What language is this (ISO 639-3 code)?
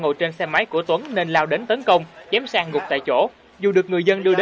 vie